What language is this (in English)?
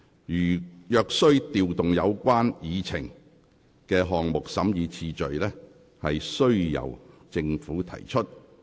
Cantonese